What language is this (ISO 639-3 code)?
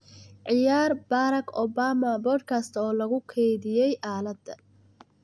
som